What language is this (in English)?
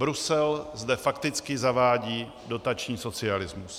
Czech